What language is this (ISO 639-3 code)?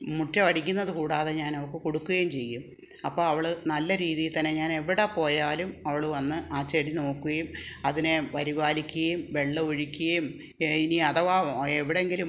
mal